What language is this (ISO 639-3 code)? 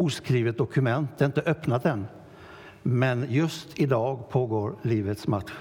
swe